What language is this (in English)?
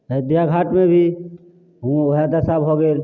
Maithili